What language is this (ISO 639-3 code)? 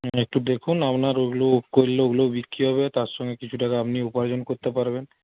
ben